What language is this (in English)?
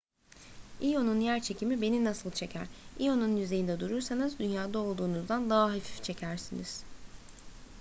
Turkish